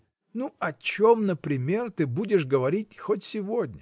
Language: Russian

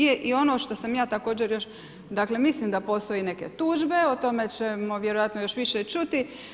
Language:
Croatian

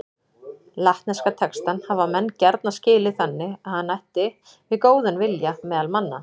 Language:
Icelandic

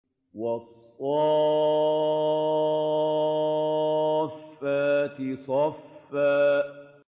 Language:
Arabic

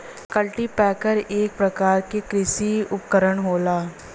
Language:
Bhojpuri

